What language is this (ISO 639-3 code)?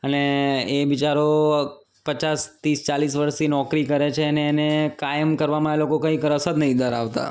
guj